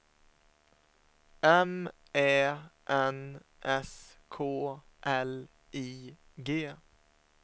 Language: Swedish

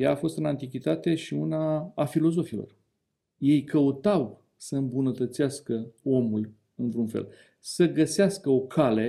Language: Romanian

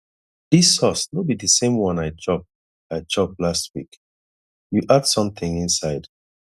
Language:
Nigerian Pidgin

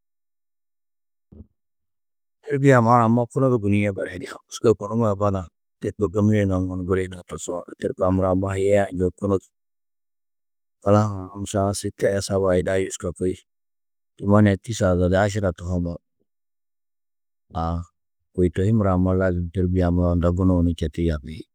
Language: Tedaga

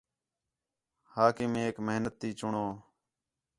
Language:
Khetrani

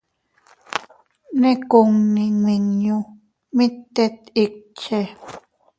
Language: Teutila Cuicatec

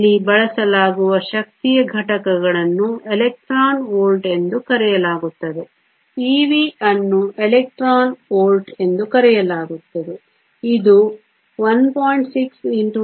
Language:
Kannada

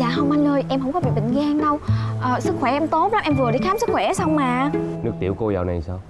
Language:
Vietnamese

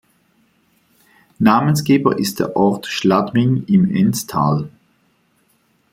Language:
German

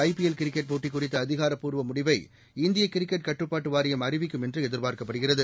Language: Tamil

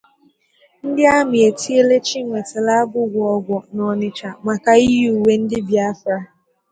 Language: Igbo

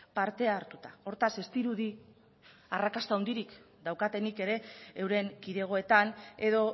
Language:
Basque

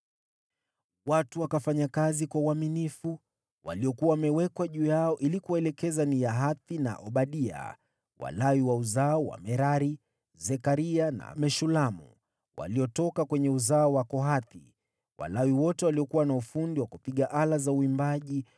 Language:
Swahili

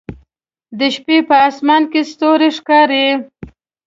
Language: Pashto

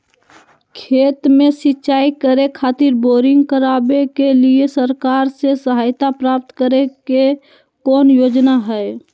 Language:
Magahi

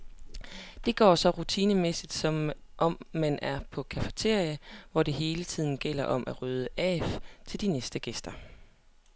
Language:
Danish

